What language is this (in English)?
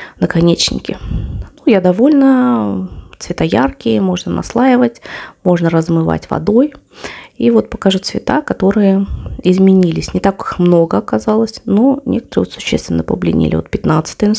Russian